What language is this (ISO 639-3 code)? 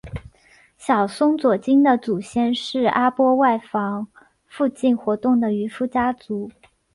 zho